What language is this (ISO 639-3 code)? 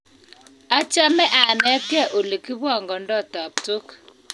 kln